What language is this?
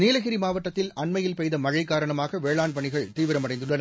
Tamil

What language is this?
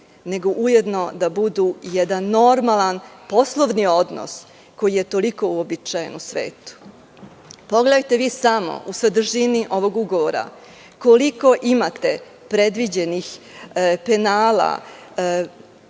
Serbian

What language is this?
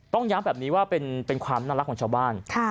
Thai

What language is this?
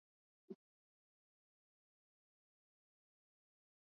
Swahili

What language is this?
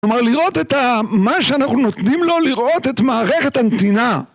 Hebrew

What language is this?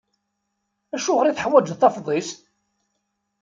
Kabyle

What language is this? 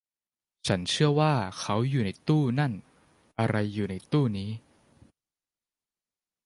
Thai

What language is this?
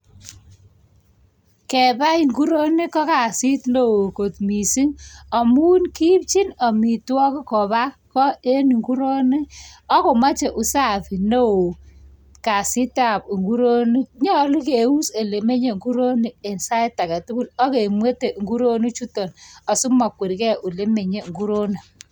Kalenjin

